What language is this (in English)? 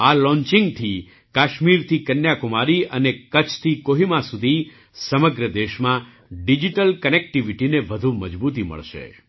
Gujarati